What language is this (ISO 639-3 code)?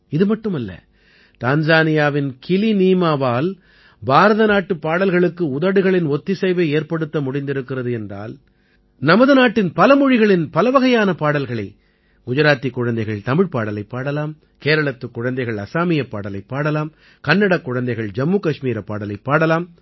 tam